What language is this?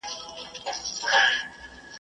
Pashto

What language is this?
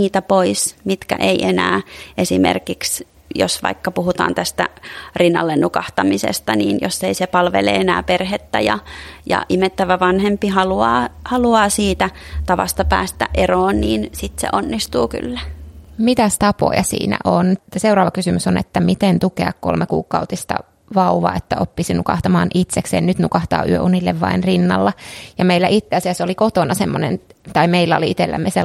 Finnish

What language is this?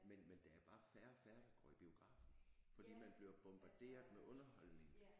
Danish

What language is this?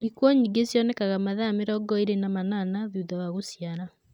Kikuyu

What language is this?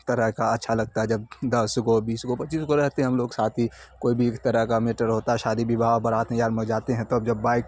Urdu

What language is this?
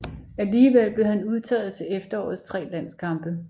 Danish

